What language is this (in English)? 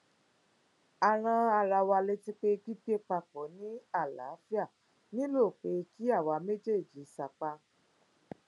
Yoruba